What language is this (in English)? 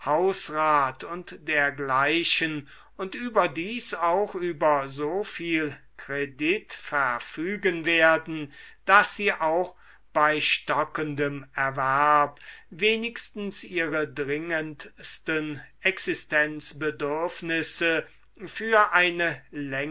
German